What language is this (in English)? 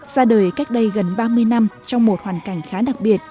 Vietnamese